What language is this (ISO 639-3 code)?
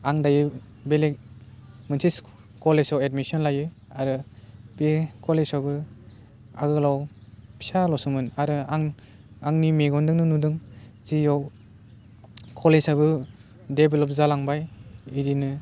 brx